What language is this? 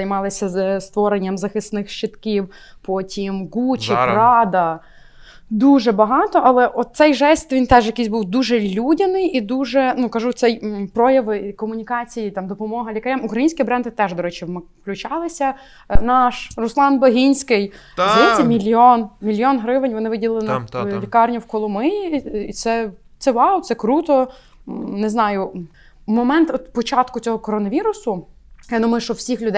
Ukrainian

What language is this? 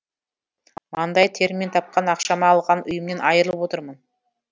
Kazakh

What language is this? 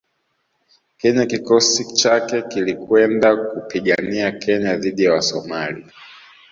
Swahili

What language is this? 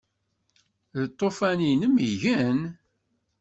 Kabyle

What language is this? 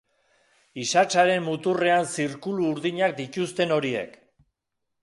Basque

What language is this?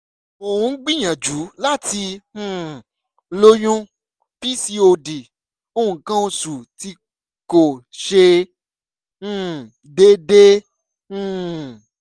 Yoruba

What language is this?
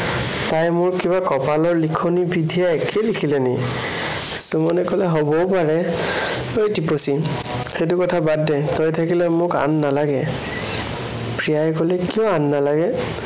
Assamese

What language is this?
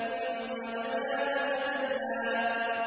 Arabic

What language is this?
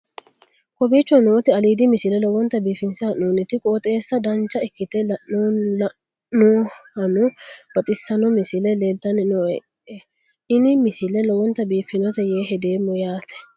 Sidamo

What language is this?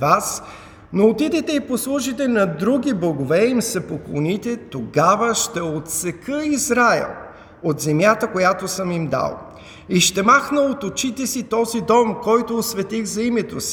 Bulgarian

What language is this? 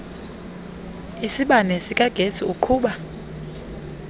Xhosa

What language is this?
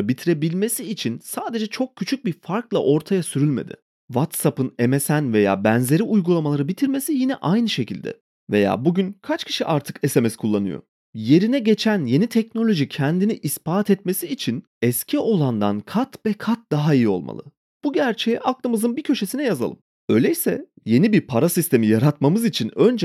Turkish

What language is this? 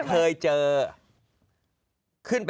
Thai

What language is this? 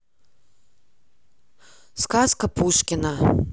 Russian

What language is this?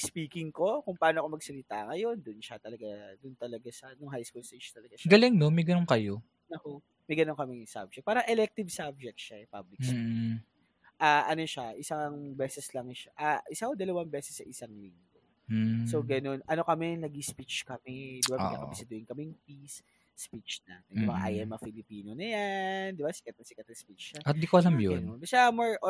Filipino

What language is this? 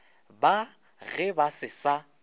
Northern Sotho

